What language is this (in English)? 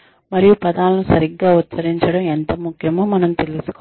Telugu